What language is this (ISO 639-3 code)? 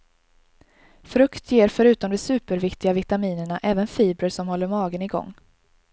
swe